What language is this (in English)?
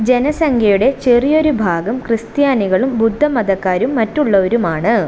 Malayalam